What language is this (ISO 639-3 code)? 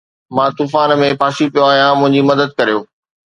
snd